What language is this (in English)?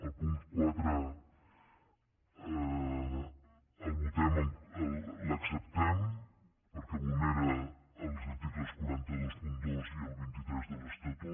Catalan